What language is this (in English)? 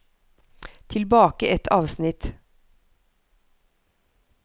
Norwegian